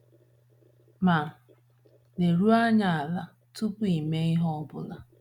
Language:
Igbo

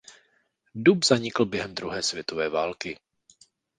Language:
Czech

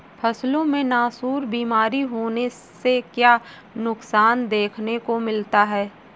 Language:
Hindi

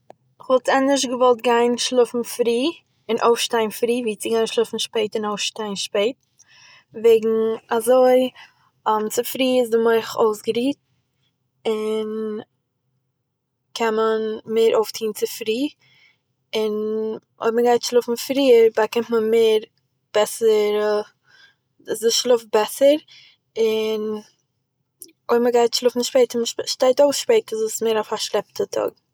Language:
Yiddish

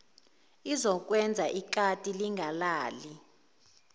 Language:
Zulu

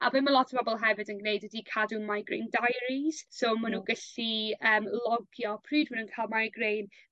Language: Welsh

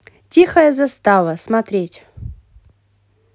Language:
Russian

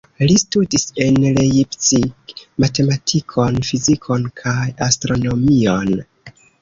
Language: Esperanto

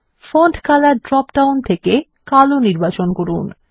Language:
Bangla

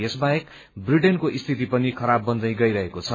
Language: Nepali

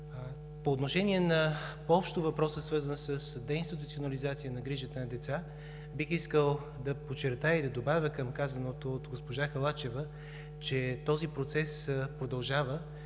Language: Bulgarian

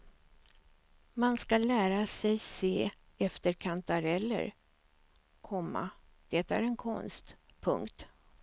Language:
Swedish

